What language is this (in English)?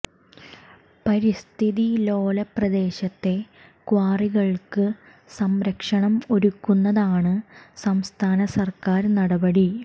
Malayalam